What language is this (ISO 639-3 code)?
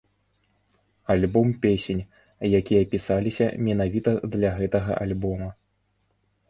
bel